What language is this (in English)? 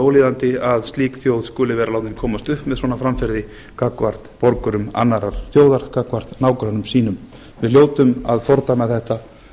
Icelandic